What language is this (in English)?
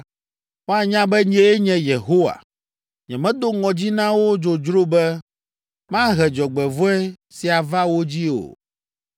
Ewe